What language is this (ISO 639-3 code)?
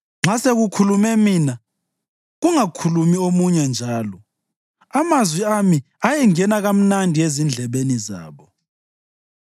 nde